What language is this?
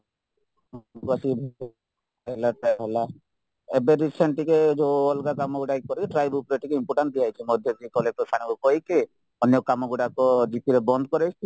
Odia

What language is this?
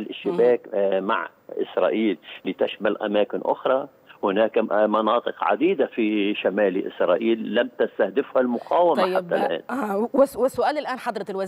Arabic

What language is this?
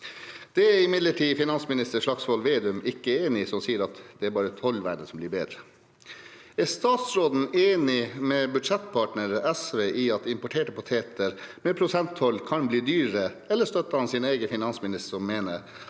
Norwegian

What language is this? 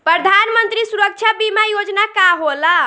Bhojpuri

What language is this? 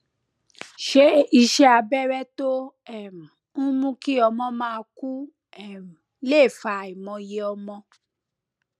Yoruba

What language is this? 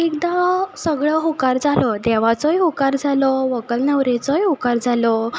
Konkani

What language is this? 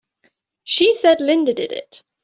English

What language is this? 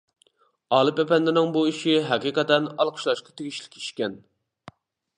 Uyghur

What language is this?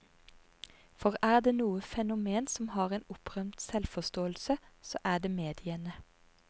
Norwegian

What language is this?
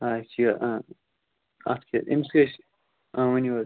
Kashmiri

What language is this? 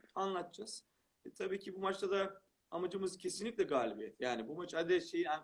Turkish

